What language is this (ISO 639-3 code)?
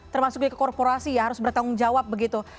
ind